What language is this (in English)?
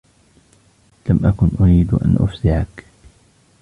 Arabic